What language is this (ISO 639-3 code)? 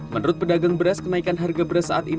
ind